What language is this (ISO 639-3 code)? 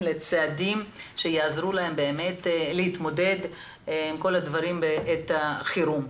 heb